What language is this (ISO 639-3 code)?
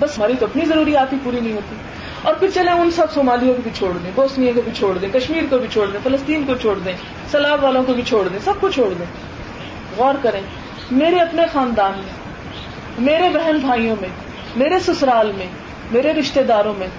urd